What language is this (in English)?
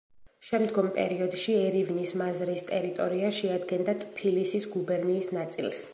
Georgian